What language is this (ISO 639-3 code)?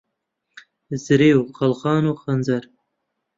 ckb